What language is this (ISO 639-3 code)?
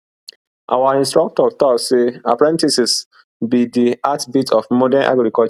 pcm